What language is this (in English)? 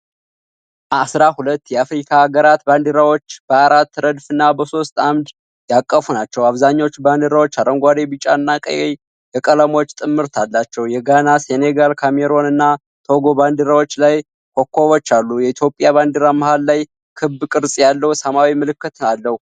Amharic